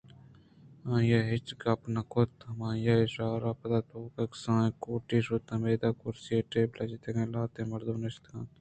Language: Eastern Balochi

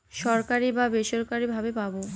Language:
Bangla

